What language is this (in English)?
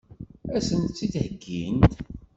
Kabyle